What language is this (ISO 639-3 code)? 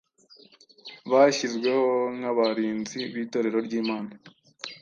kin